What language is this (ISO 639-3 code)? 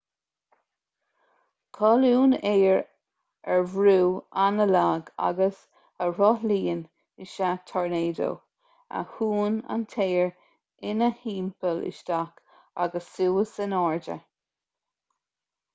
gle